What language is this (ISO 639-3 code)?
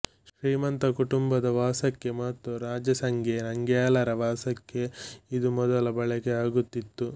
kan